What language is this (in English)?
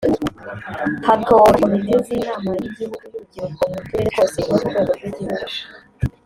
Kinyarwanda